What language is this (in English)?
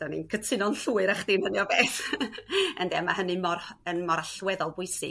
Welsh